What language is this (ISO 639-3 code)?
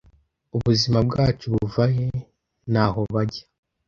kin